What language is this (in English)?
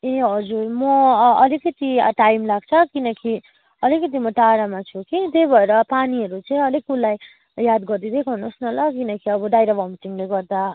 Nepali